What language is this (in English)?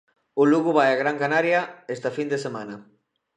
Galician